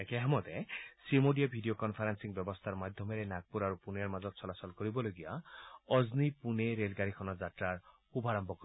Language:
Assamese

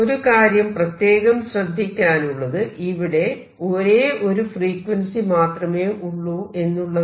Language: Malayalam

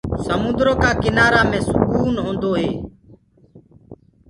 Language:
Gurgula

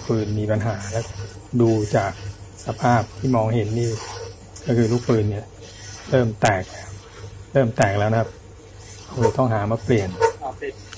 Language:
Thai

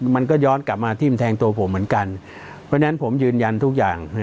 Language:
Thai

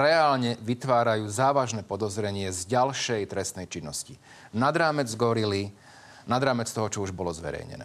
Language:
Slovak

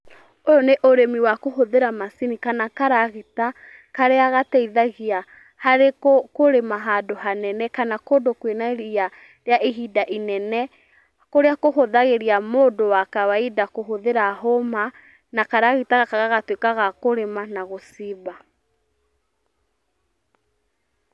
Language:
Kikuyu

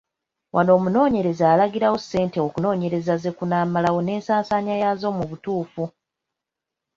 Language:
Ganda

